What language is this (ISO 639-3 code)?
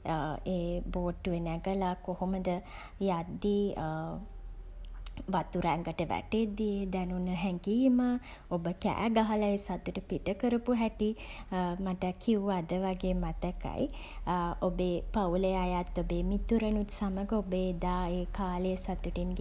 sin